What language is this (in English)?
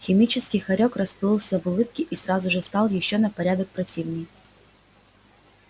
Russian